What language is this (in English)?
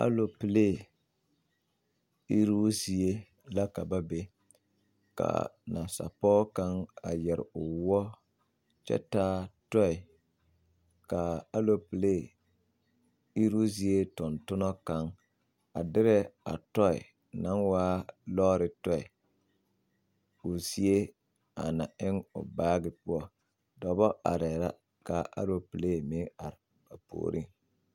Southern Dagaare